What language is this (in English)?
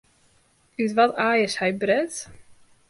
Western Frisian